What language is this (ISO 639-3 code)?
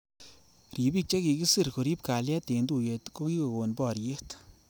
kln